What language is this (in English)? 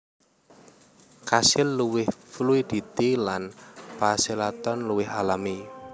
Javanese